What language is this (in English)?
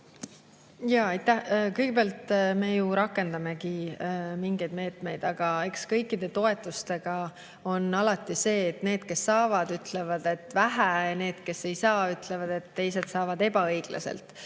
Estonian